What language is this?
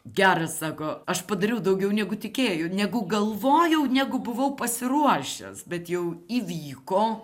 Lithuanian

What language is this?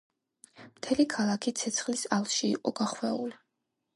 Georgian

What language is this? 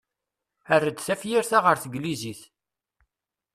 Kabyle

